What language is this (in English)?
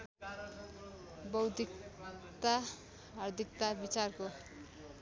Nepali